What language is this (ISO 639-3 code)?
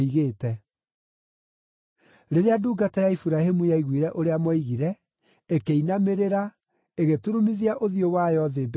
kik